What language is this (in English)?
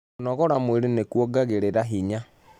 Kikuyu